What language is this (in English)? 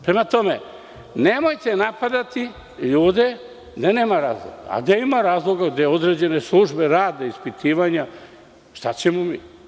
Serbian